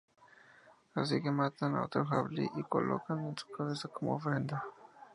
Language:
Spanish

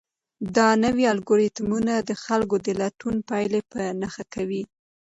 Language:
Pashto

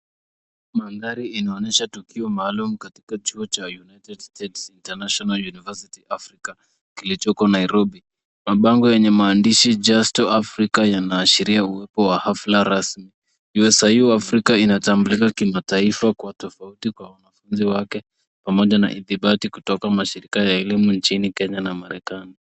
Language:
Swahili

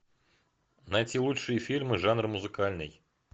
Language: Russian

